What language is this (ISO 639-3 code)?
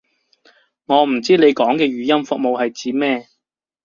yue